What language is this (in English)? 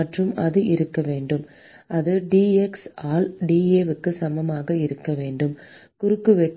Tamil